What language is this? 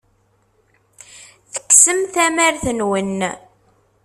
Kabyle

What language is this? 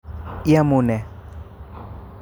Kalenjin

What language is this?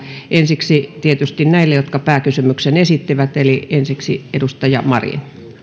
Finnish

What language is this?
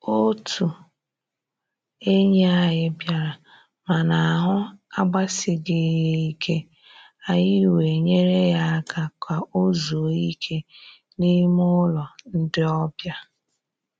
Igbo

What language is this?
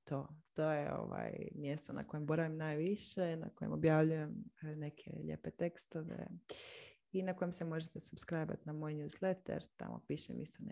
Croatian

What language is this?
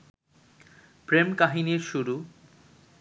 Bangla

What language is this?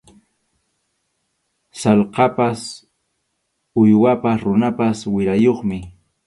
Arequipa-La Unión Quechua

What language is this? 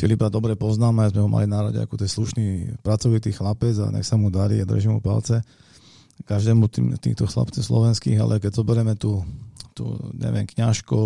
Slovak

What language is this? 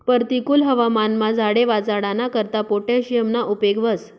Marathi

